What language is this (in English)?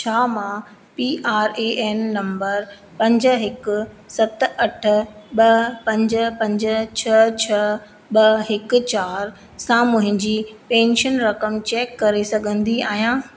Sindhi